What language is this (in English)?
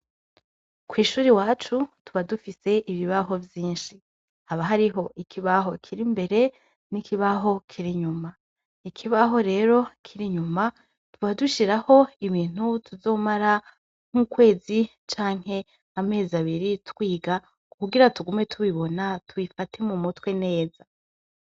Rundi